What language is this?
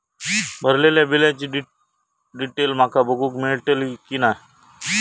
Marathi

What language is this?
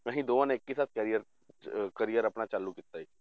Punjabi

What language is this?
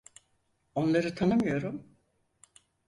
Turkish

